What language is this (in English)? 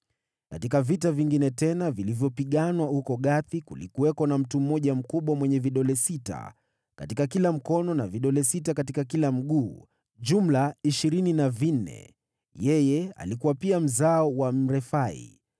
Swahili